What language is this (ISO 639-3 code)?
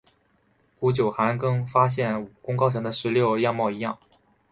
zho